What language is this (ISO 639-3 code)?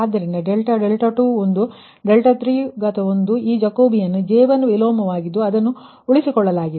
kan